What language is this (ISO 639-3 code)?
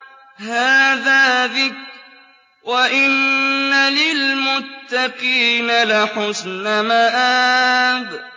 ara